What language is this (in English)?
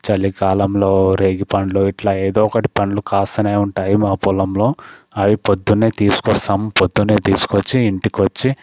Telugu